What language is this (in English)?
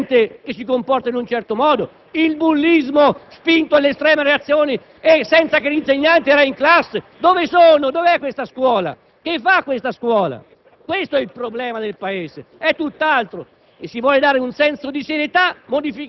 Italian